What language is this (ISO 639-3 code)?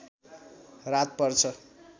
nep